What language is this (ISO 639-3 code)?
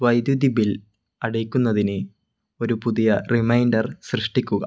mal